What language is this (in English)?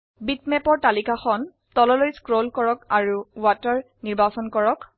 Assamese